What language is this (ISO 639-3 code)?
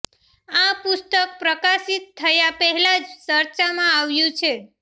guj